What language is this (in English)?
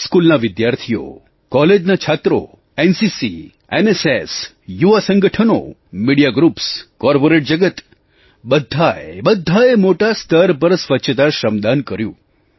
Gujarati